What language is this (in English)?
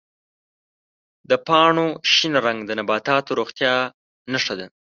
Pashto